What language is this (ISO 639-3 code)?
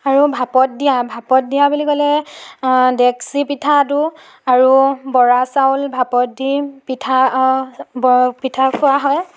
asm